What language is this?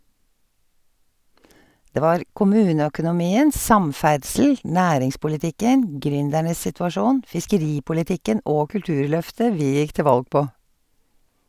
Norwegian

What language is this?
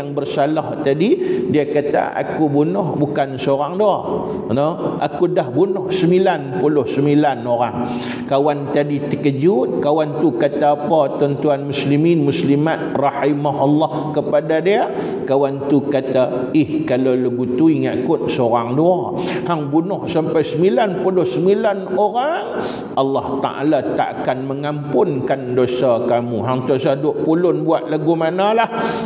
Malay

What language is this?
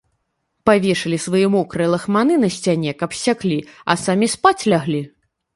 Belarusian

